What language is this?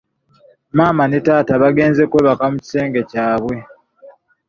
Ganda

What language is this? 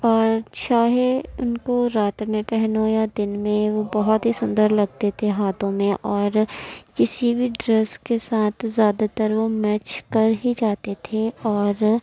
Urdu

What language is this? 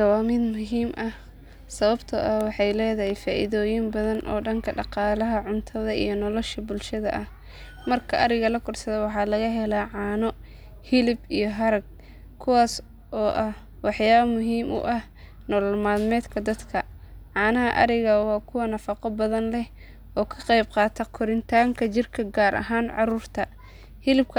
Somali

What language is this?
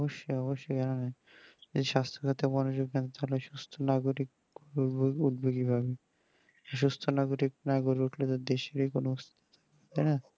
Bangla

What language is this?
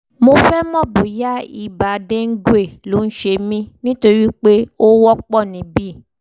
Yoruba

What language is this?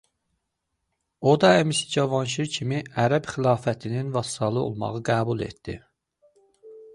Azerbaijani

